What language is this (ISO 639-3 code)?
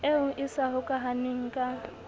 sot